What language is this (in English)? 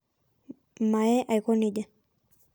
Masai